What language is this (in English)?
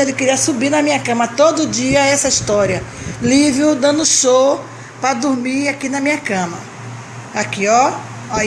Portuguese